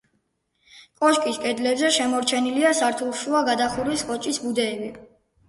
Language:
Georgian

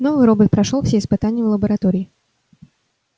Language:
Russian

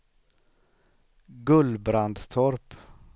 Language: Swedish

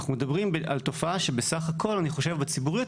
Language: Hebrew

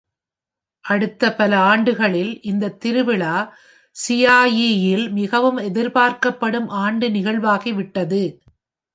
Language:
Tamil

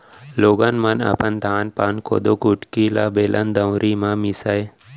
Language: Chhattisgarhi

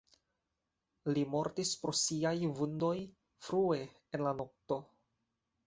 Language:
Esperanto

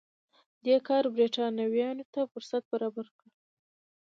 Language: Pashto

